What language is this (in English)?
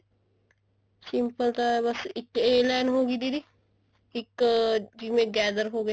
Punjabi